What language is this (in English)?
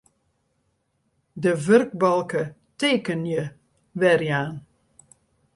Western Frisian